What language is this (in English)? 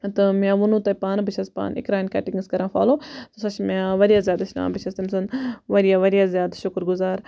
Kashmiri